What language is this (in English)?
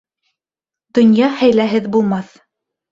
Bashkir